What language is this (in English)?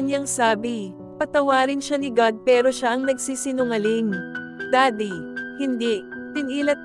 Filipino